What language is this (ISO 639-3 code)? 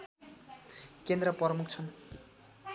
nep